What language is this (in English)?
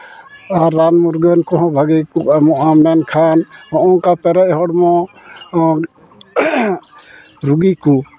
Santali